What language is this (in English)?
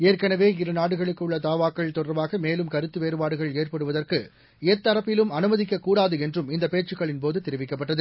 Tamil